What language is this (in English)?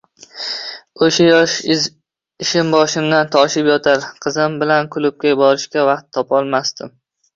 Uzbek